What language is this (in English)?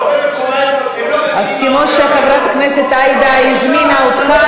Hebrew